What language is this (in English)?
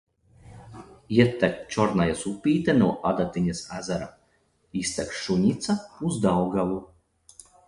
Latvian